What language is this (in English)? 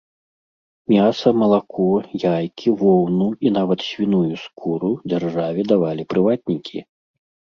Belarusian